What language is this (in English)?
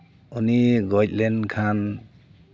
Santali